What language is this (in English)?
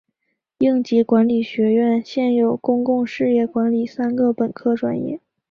Chinese